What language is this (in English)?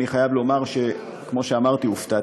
Hebrew